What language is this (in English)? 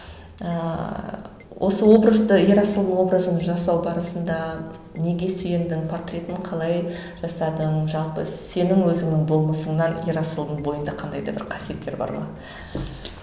Kazakh